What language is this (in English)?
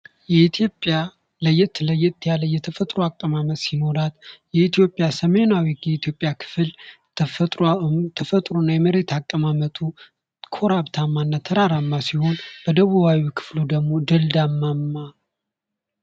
Amharic